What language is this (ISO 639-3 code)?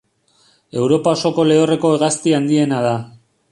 eus